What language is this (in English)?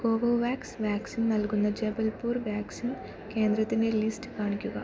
Malayalam